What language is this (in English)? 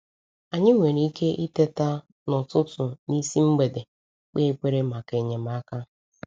Igbo